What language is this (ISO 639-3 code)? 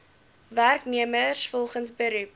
afr